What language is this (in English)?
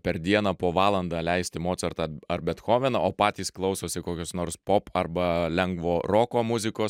Lithuanian